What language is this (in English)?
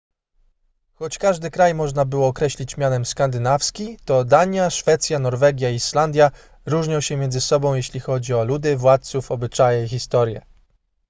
Polish